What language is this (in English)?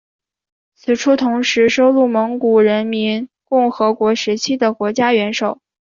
Chinese